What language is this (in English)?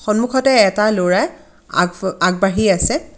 Assamese